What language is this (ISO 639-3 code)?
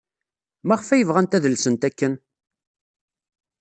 kab